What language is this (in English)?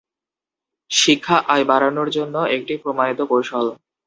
Bangla